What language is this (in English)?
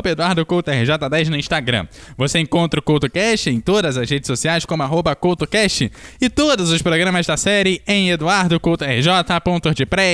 Portuguese